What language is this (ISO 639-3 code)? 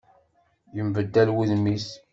kab